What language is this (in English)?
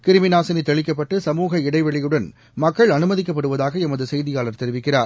Tamil